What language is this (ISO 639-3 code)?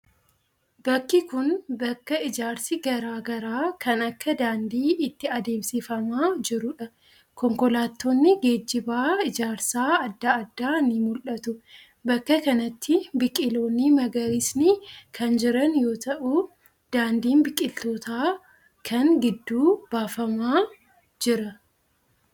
orm